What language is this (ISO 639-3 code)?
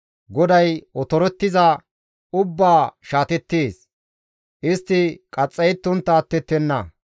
gmv